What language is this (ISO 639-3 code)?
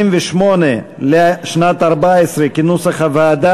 heb